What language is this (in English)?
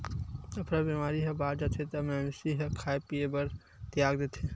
Chhattisgarhi